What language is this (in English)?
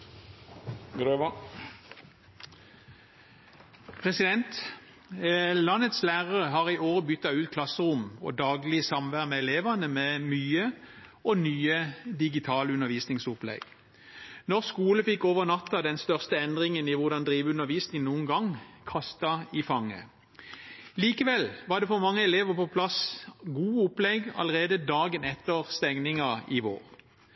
Norwegian